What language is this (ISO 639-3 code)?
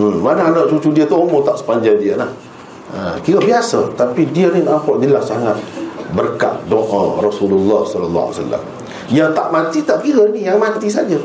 msa